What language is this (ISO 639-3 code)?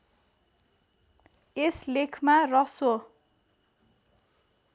nep